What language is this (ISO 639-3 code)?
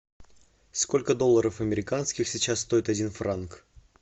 rus